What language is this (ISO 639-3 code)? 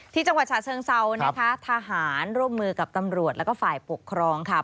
tha